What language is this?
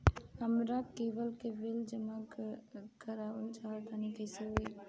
Bhojpuri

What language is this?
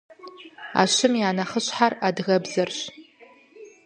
Kabardian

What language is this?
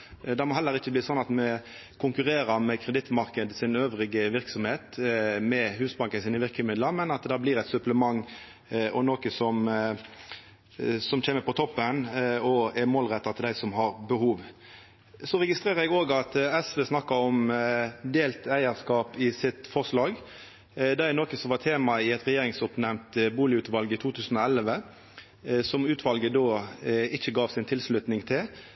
Norwegian Nynorsk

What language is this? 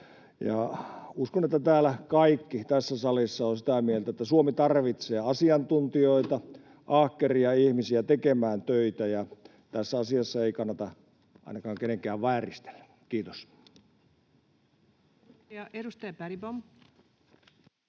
Finnish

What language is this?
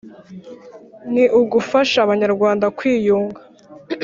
Kinyarwanda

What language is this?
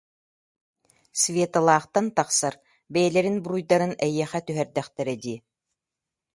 Yakut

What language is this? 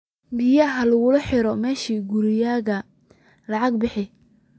Somali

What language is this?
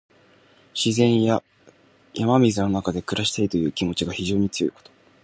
Japanese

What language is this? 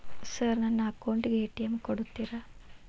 Kannada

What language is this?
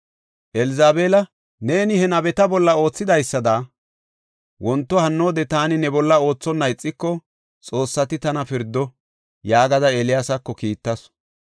Gofa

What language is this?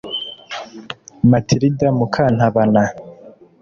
Kinyarwanda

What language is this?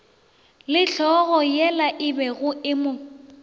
Northern Sotho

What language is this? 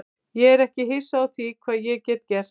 Icelandic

